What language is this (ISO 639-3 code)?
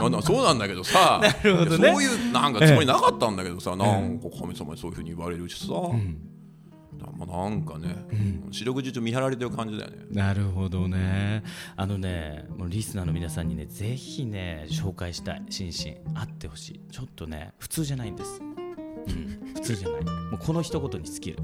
jpn